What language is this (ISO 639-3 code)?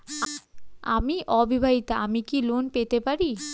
ben